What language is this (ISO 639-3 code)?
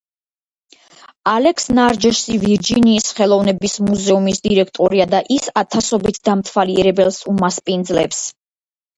kat